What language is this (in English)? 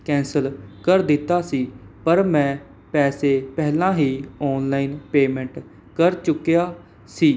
Punjabi